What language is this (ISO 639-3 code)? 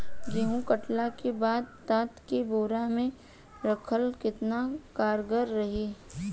bho